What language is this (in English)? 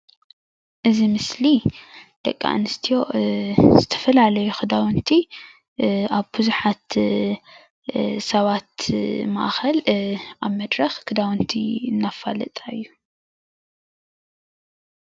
Tigrinya